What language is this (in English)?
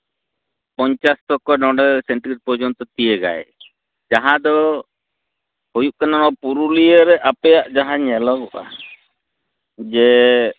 Santali